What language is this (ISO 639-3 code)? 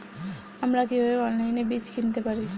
ben